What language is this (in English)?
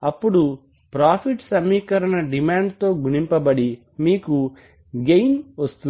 Telugu